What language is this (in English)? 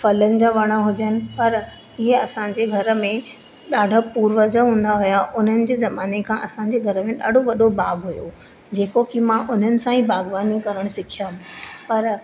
Sindhi